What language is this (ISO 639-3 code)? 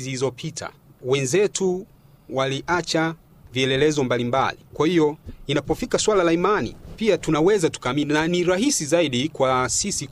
swa